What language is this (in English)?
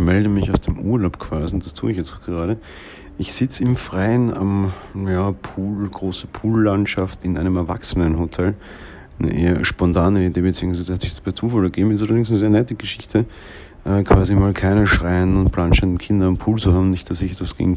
German